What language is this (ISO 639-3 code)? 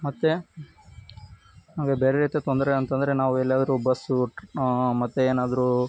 kan